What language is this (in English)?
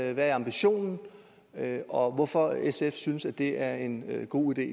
Danish